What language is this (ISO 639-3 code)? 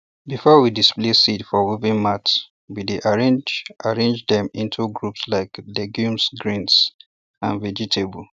pcm